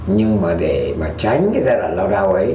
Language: Vietnamese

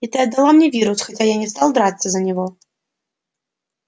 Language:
Russian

